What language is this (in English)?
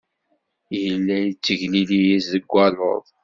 Kabyle